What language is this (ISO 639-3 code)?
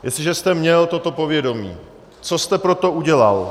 ces